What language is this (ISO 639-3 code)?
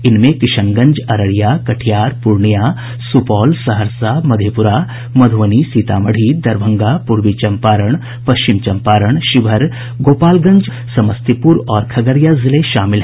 hin